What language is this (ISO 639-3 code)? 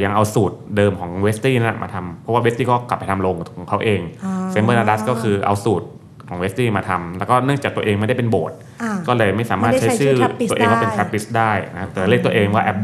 tha